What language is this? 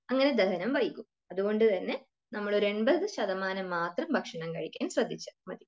Malayalam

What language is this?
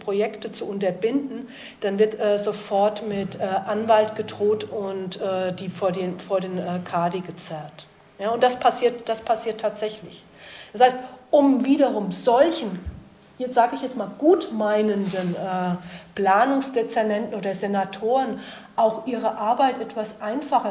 German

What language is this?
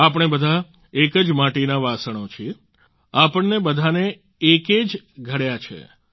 Gujarati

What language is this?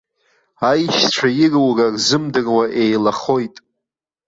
Abkhazian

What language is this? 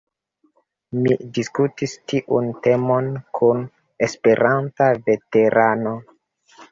Esperanto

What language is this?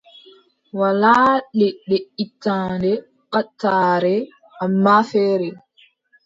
Adamawa Fulfulde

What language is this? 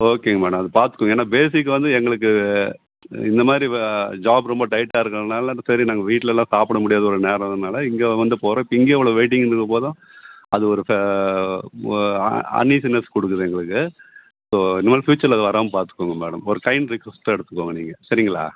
Tamil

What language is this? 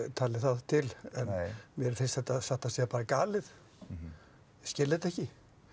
Icelandic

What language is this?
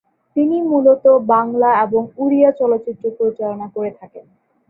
Bangla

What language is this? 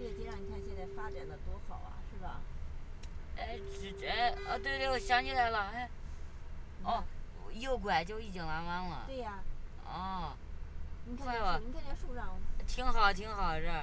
Chinese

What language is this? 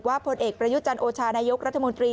Thai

